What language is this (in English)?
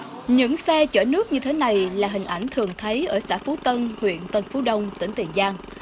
Vietnamese